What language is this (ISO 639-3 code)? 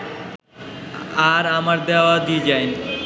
ben